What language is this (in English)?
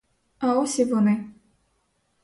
Ukrainian